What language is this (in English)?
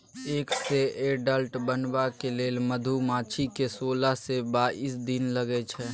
Maithili